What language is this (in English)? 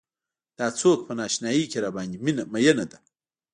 Pashto